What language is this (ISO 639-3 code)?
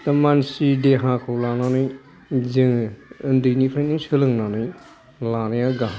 brx